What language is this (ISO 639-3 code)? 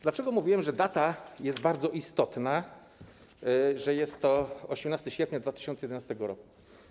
pol